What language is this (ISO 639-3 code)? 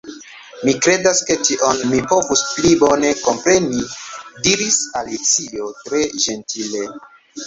epo